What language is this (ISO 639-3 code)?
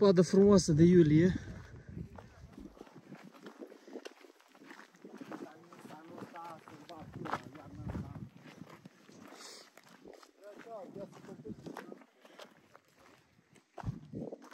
ron